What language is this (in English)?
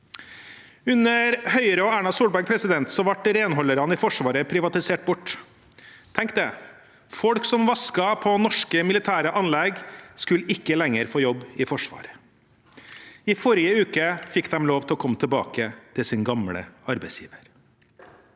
Norwegian